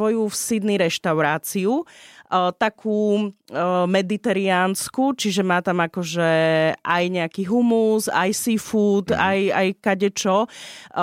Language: Slovak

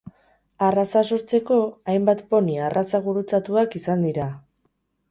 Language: Basque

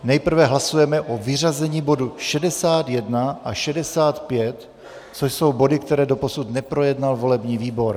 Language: Czech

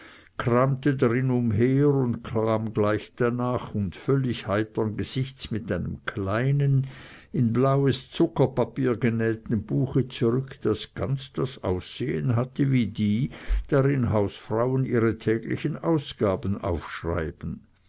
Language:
German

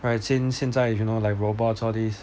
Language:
English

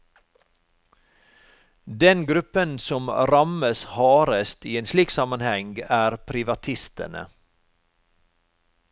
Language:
Norwegian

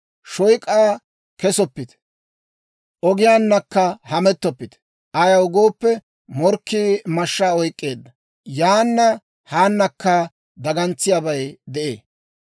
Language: Dawro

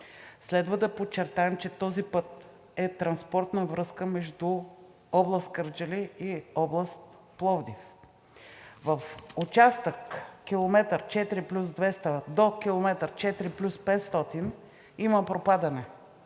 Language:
Bulgarian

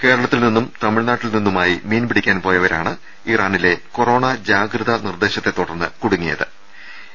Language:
Malayalam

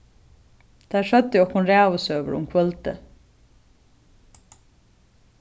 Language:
Faroese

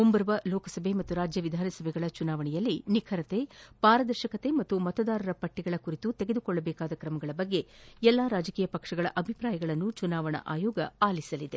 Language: Kannada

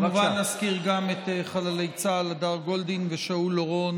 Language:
Hebrew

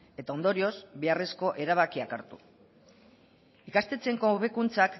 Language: Basque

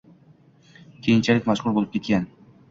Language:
Uzbek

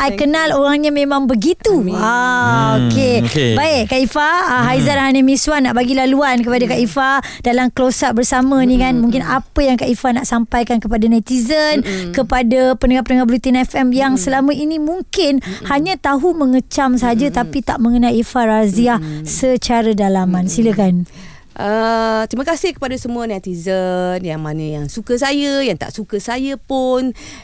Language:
Malay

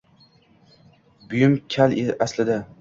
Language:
Uzbek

